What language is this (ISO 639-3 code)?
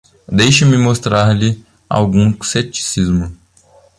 por